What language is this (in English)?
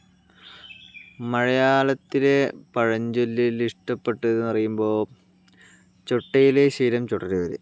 Malayalam